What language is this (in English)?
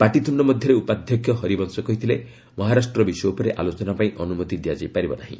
Odia